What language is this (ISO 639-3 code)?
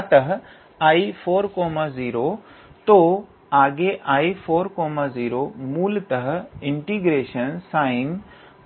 hin